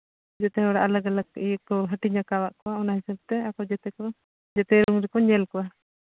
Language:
Santali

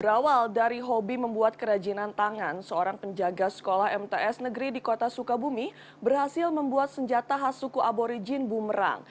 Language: Indonesian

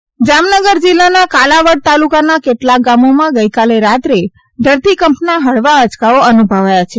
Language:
Gujarati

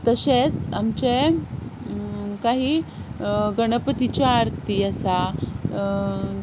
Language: Konkani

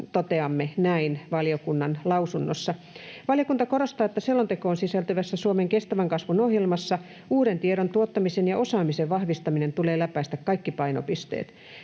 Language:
Finnish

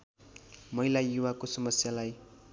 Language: Nepali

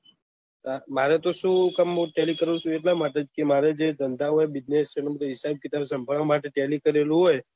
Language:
Gujarati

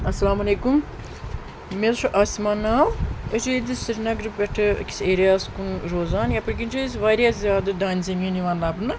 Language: Kashmiri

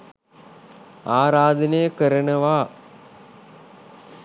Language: Sinhala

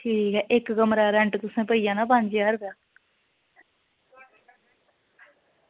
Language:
Dogri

